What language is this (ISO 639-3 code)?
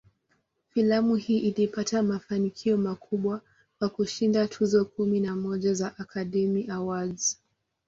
swa